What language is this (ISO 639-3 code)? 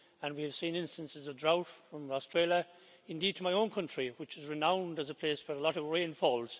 eng